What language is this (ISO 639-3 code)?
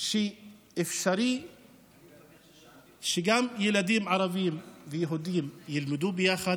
heb